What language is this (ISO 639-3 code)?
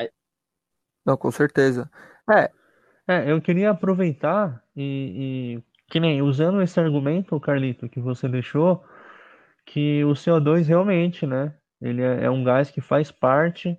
por